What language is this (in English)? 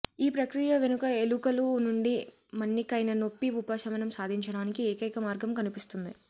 Telugu